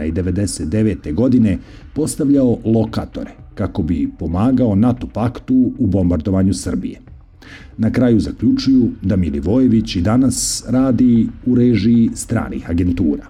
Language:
Croatian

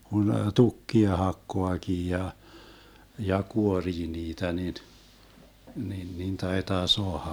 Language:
Finnish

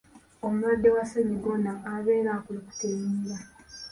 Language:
Ganda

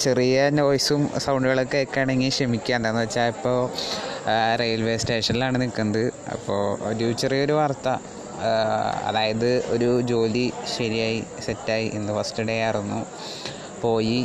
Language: Malayalam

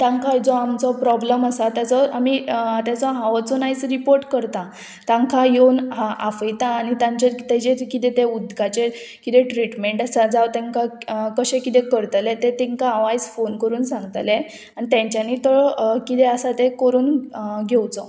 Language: Konkani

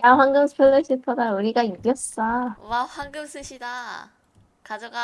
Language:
Korean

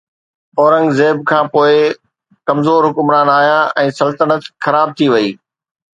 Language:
Sindhi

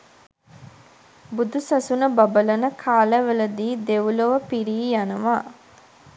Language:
Sinhala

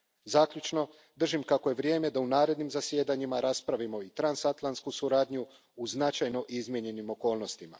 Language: Croatian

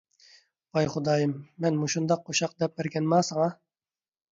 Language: Uyghur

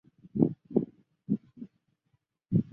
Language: Chinese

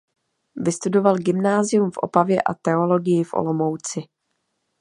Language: Czech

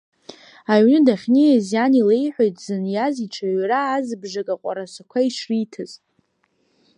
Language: Abkhazian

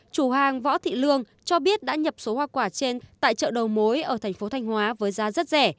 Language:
Vietnamese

